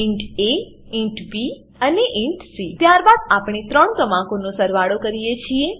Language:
Gujarati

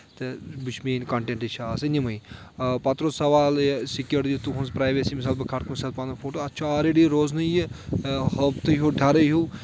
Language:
Kashmiri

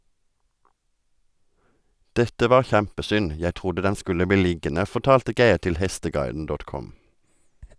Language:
Norwegian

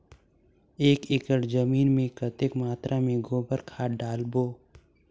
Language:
Chhattisgarhi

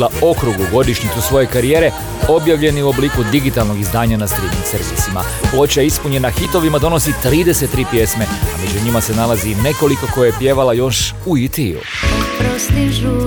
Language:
Croatian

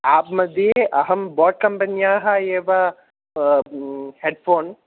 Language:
Sanskrit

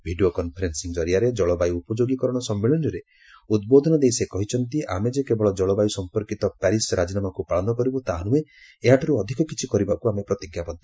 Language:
Odia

